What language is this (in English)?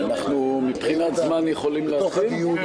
Hebrew